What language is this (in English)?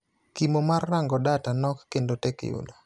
Luo (Kenya and Tanzania)